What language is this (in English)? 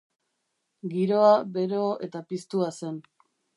Basque